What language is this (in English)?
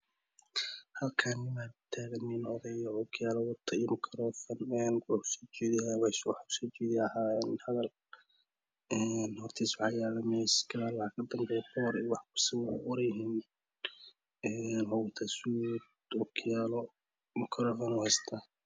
Somali